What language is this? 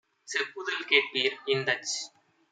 Tamil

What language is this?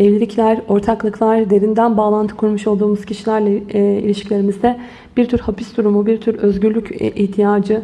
Turkish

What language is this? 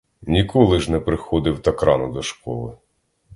Ukrainian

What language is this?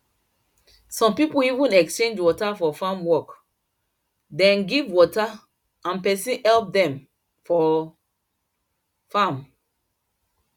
Nigerian Pidgin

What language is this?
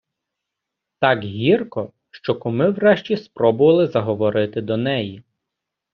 Ukrainian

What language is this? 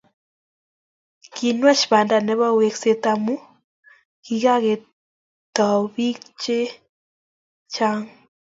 Kalenjin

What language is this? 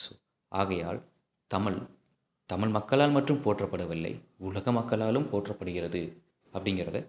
Tamil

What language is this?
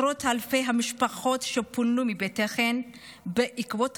Hebrew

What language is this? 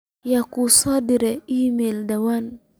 Somali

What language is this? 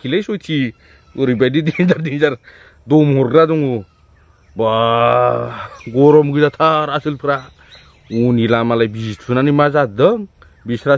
Indonesian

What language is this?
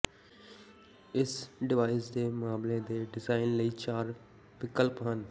Punjabi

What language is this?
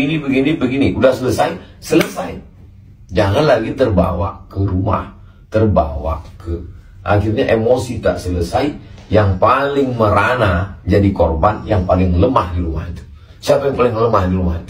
Indonesian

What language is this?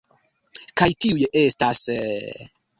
Esperanto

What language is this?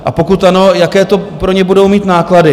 Czech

